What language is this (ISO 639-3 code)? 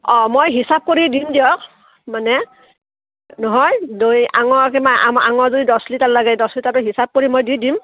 asm